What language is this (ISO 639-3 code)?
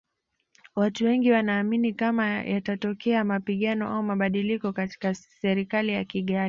swa